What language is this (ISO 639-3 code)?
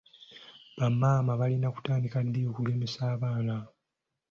lug